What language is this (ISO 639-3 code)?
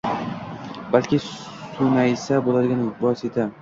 uzb